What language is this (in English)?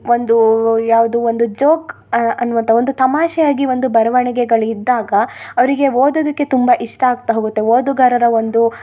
Kannada